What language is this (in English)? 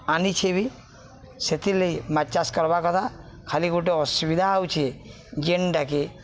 Odia